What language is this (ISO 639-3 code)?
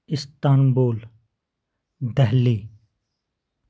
kas